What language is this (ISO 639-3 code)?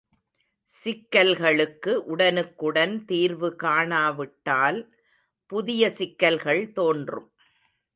tam